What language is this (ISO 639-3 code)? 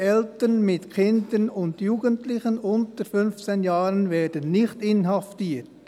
gsw